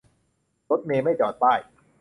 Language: Thai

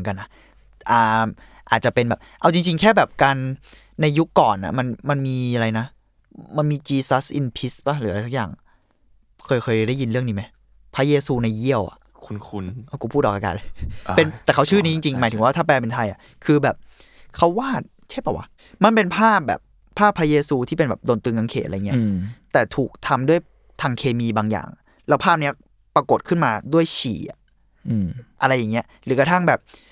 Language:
Thai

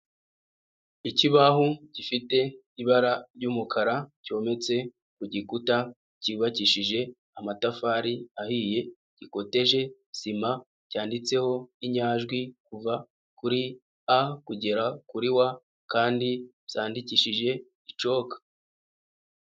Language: Kinyarwanda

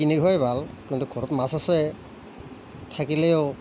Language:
Assamese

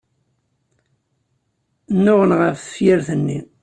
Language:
Kabyle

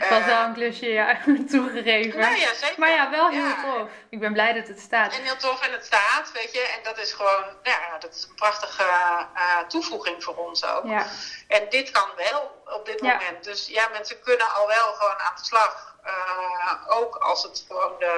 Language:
Dutch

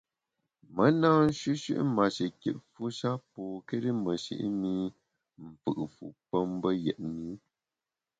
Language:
Bamun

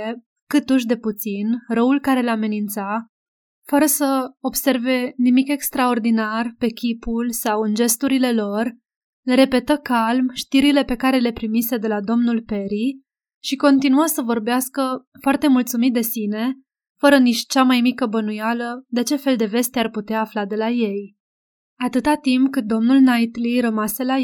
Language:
Romanian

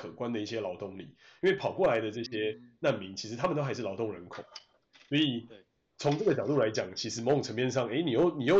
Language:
Chinese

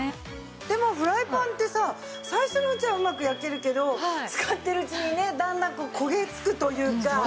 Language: Japanese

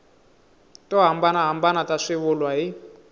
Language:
Tsonga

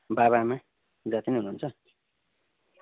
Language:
Nepali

